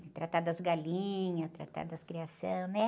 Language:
Portuguese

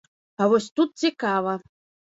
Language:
Belarusian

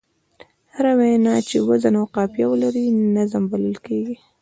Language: Pashto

